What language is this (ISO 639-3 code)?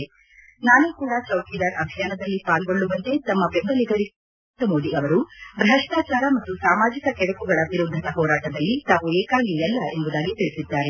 kan